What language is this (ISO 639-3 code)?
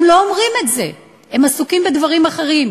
heb